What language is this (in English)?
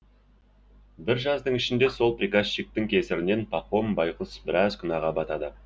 Kazakh